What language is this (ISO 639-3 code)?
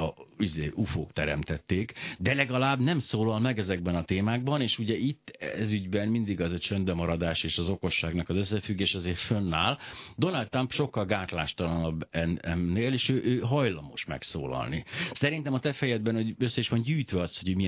hun